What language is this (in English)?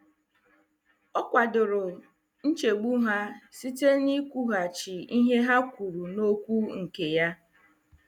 Igbo